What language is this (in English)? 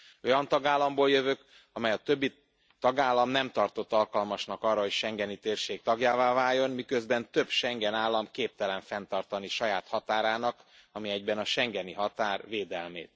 Hungarian